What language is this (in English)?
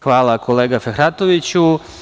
Serbian